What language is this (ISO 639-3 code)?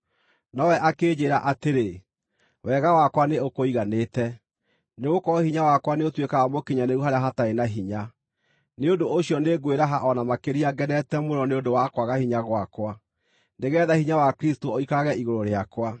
kik